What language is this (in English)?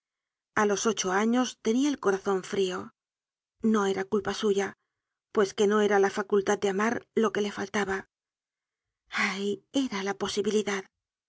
Spanish